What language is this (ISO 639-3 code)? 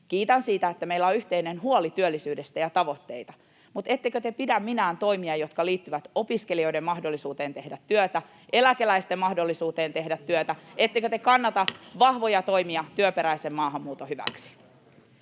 fin